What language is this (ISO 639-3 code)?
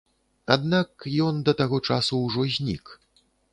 bel